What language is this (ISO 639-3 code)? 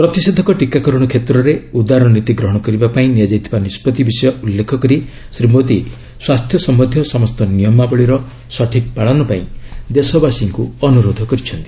ori